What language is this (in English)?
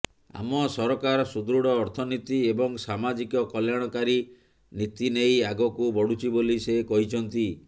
Odia